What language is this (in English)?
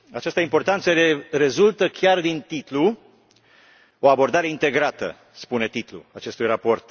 Romanian